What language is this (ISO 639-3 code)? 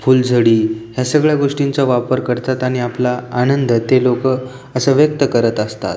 mar